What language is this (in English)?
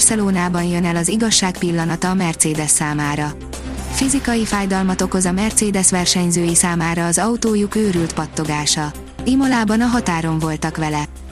Hungarian